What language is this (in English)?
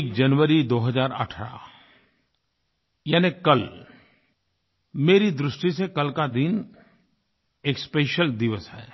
Hindi